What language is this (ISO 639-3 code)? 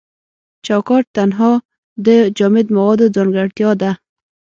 pus